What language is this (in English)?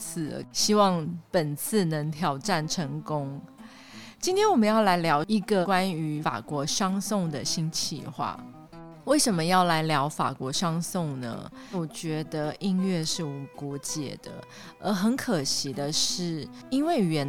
Chinese